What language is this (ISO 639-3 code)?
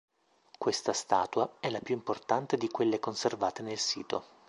ita